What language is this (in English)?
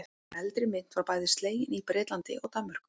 Icelandic